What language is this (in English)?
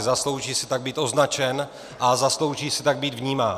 Czech